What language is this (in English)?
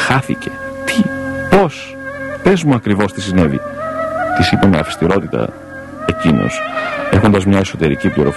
Greek